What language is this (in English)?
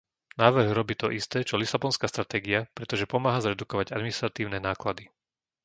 Slovak